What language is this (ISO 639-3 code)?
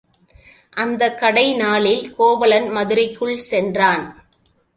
tam